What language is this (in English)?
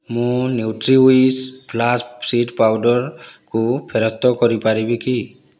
Odia